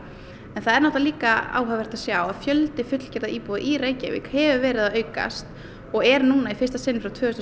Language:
Icelandic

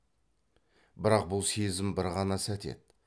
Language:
Kazakh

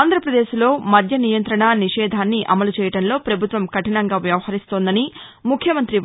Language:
Telugu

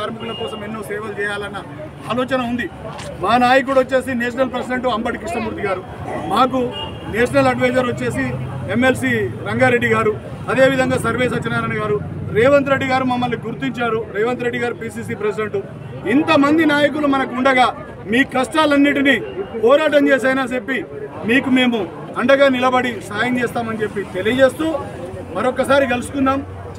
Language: Hindi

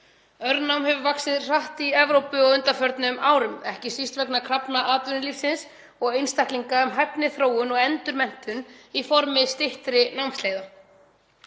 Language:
Icelandic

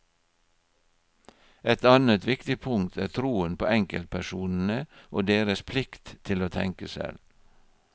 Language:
Norwegian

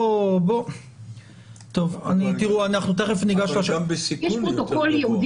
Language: Hebrew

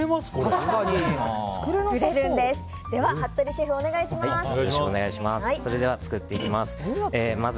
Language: Japanese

